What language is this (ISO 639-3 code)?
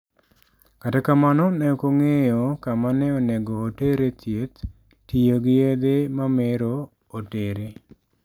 luo